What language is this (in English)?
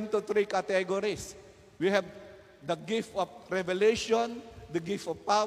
Filipino